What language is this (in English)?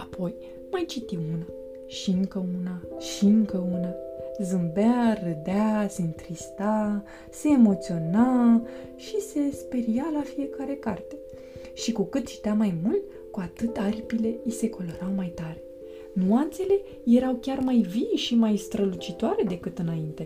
Romanian